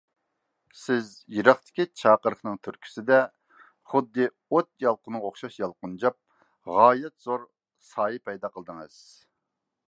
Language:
Uyghur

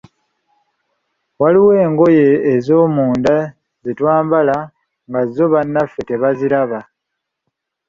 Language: Ganda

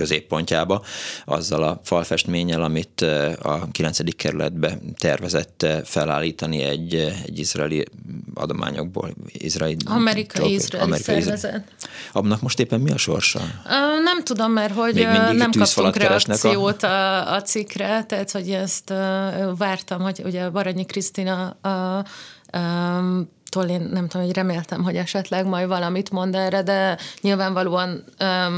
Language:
Hungarian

